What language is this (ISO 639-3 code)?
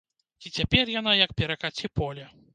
bel